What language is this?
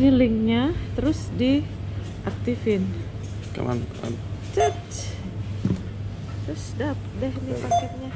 Indonesian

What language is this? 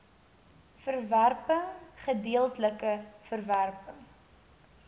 Afrikaans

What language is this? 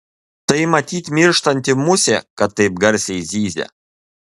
Lithuanian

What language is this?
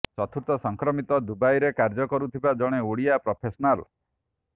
Odia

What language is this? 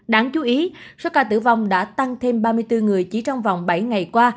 Vietnamese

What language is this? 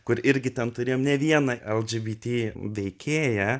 Lithuanian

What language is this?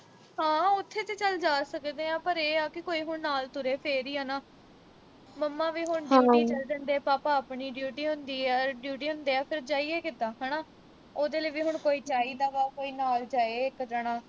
Punjabi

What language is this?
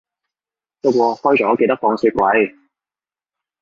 Cantonese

